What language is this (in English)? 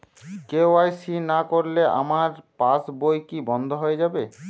Bangla